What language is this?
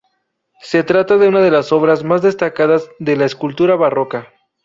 Spanish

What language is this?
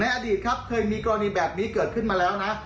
Thai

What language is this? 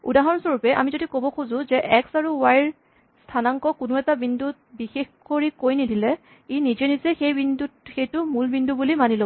Assamese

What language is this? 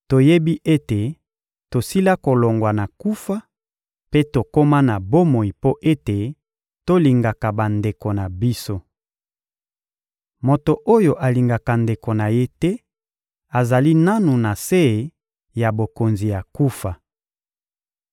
Lingala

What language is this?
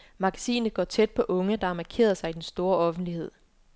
Danish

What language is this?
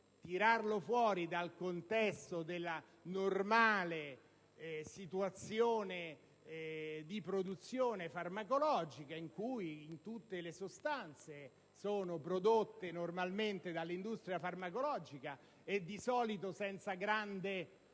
Italian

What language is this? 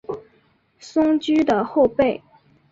Chinese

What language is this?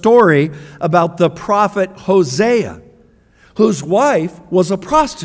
English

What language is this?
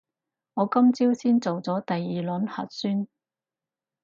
Cantonese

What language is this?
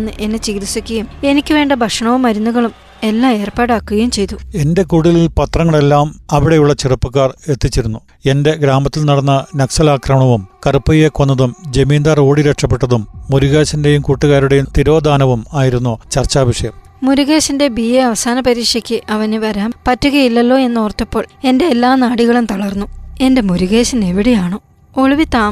Malayalam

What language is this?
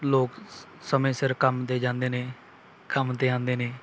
Punjabi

